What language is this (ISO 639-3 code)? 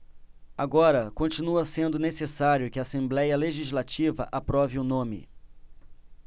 por